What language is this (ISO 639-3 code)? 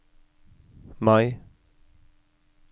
nor